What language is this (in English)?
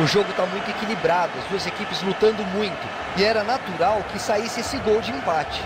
Portuguese